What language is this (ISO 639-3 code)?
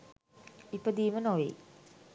sin